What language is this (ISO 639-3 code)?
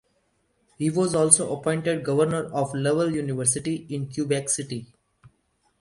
eng